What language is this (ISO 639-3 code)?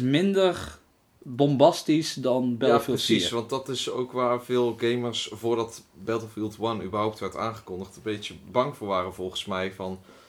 nld